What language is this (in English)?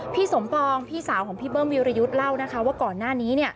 Thai